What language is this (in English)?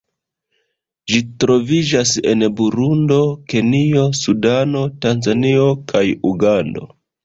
Esperanto